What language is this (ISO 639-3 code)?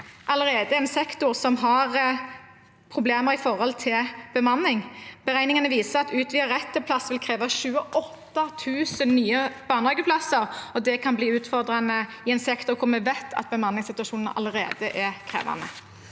nor